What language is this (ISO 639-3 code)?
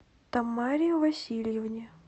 rus